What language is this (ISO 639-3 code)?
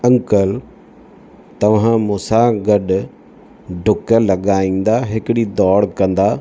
snd